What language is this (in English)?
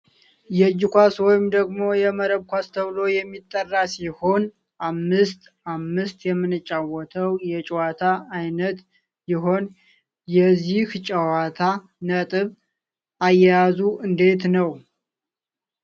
Amharic